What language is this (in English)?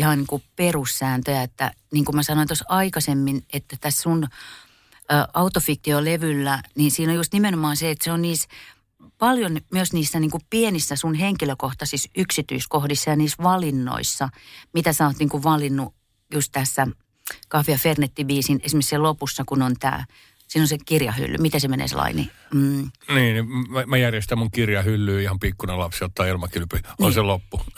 Finnish